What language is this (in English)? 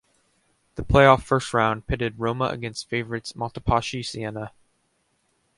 English